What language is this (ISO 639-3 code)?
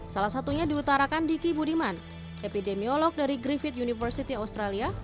ind